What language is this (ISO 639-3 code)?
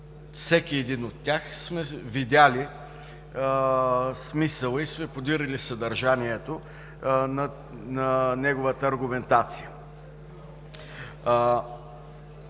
bul